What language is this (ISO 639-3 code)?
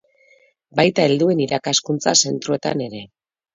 eus